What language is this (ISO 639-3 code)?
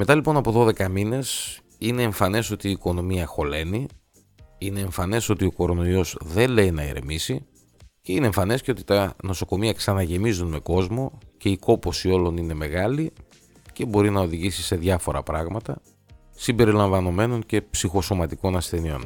ell